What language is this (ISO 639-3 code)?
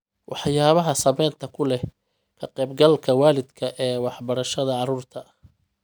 som